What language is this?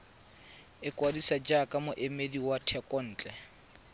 Tswana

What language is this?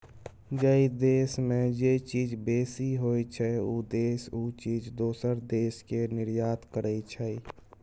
Maithili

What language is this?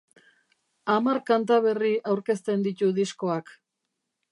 Basque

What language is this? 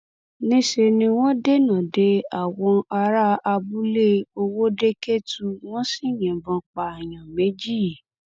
Yoruba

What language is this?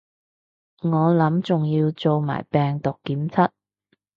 Cantonese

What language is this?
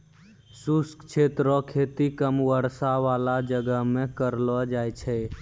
Maithili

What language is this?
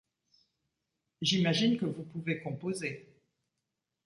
French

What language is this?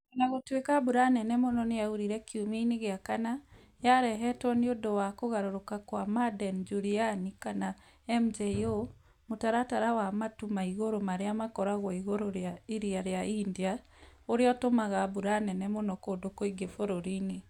Kikuyu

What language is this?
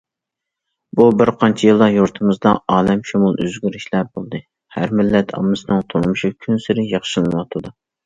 Uyghur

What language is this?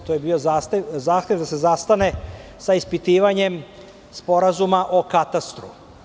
Serbian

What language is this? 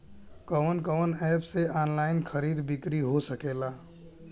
Bhojpuri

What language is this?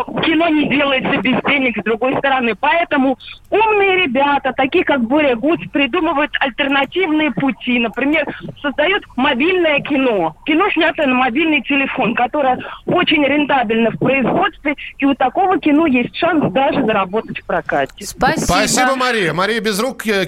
Russian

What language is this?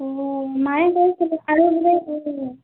Assamese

